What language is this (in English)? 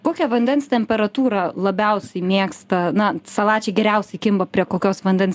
Lithuanian